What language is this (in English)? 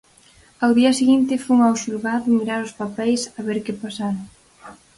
Galician